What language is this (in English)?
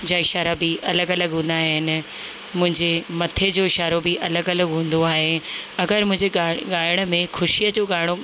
Sindhi